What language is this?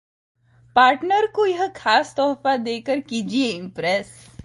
Hindi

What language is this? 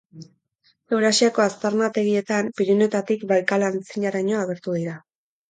Basque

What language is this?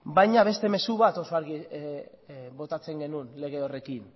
Basque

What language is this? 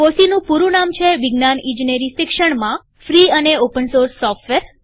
Gujarati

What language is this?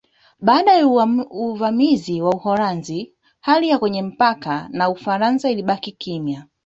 Swahili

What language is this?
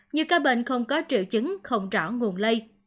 Vietnamese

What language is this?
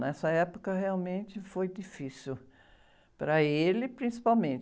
Portuguese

